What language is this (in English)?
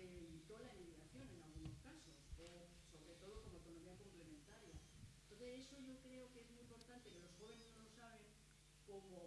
Spanish